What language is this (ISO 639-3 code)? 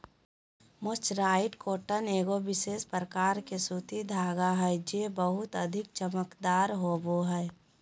mag